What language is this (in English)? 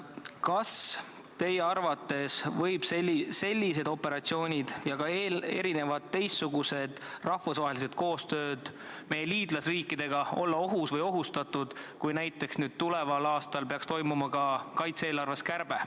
Estonian